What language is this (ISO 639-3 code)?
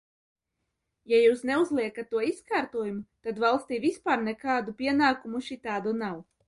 lav